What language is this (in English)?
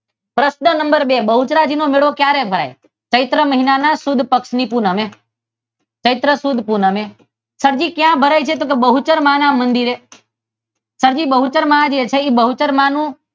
Gujarati